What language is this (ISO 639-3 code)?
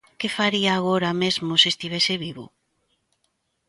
glg